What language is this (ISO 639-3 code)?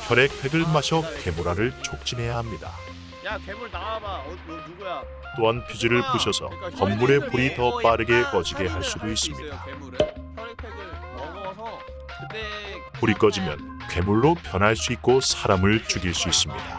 kor